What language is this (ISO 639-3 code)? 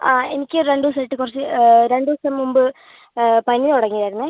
mal